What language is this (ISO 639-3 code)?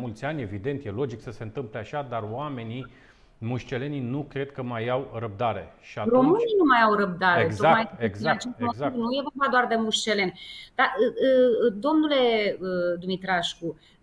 ron